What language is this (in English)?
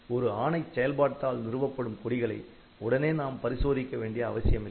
Tamil